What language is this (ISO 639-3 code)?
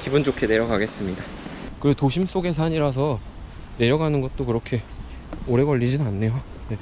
kor